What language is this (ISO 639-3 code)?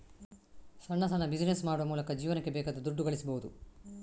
kan